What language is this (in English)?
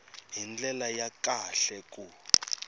Tsonga